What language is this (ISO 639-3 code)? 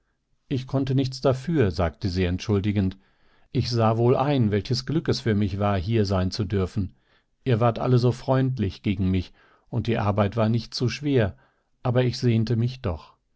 deu